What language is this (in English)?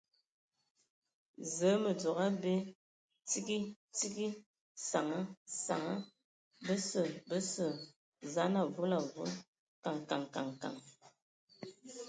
Ewondo